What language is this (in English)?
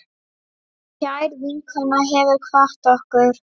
Icelandic